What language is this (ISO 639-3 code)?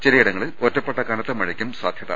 mal